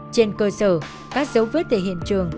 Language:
Vietnamese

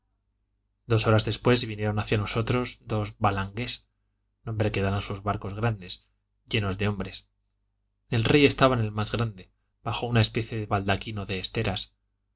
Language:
Spanish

